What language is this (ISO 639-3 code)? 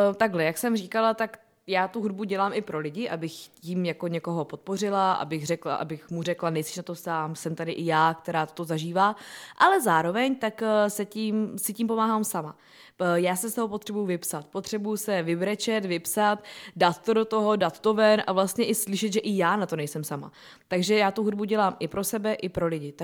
ces